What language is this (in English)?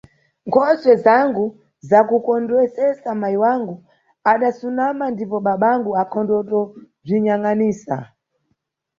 Nyungwe